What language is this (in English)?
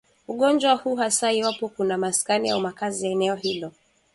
Swahili